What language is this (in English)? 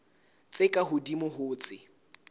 Southern Sotho